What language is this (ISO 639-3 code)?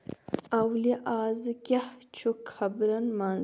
kas